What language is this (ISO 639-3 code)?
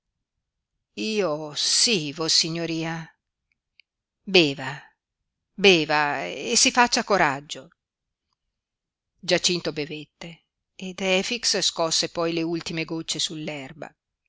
ita